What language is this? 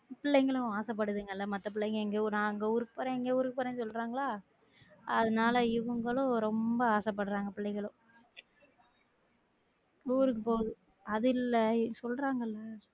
Tamil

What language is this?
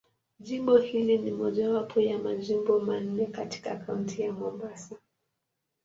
Swahili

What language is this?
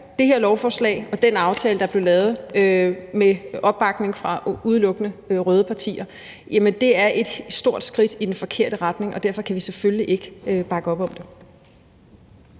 Danish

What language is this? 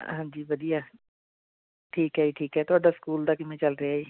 Punjabi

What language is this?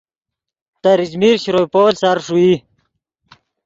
Yidgha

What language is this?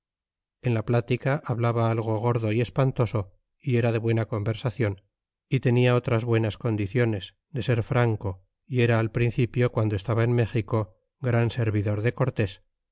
Spanish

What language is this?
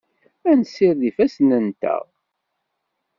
Kabyle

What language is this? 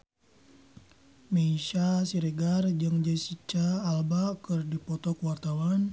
Sundanese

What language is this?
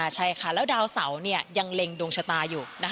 Thai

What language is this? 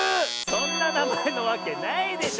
Japanese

